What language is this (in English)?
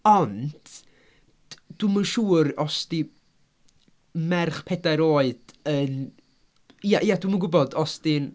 Welsh